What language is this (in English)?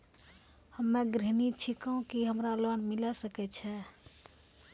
Maithili